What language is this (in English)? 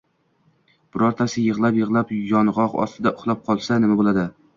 Uzbek